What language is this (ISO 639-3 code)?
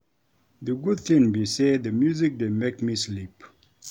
pcm